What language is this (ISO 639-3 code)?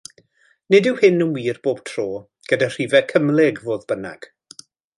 cym